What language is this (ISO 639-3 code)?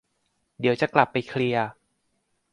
tha